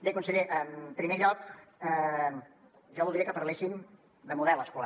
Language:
Catalan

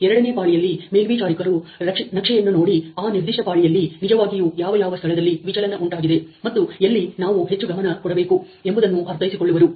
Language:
Kannada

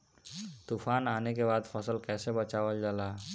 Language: Bhojpuri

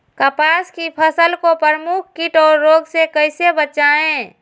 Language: Magahi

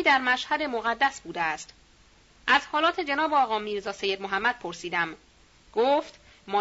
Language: Persian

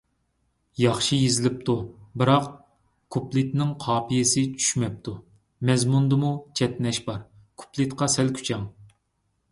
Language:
Uyghur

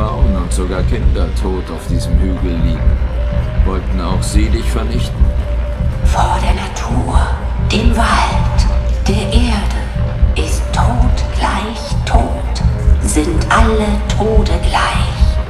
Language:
German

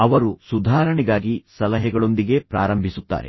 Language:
Kannada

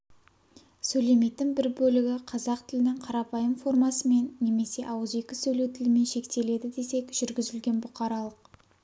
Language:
Kazakh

